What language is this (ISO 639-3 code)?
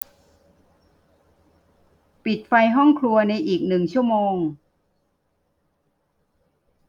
tha